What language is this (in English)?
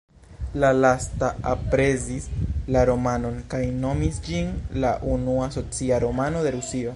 Esperanto